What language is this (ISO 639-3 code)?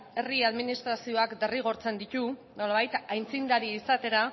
eus